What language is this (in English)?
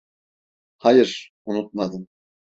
Turkish